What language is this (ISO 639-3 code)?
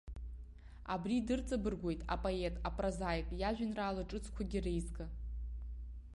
abk